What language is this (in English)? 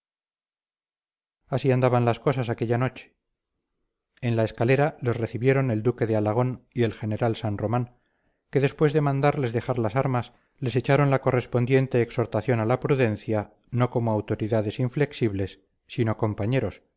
Spanish